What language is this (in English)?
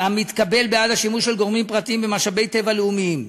Hebrew